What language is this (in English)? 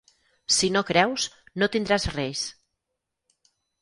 Catalan